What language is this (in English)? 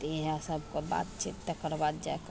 Maithili